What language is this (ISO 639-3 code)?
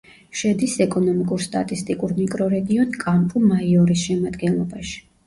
kat